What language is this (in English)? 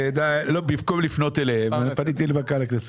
Hebrew